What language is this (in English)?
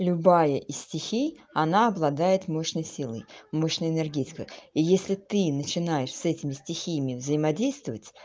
Russian